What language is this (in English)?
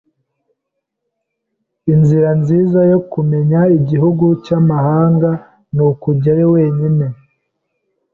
Kinyarwanda